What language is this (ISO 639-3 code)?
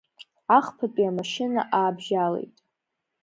abk